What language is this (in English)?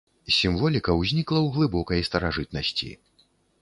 Belarusian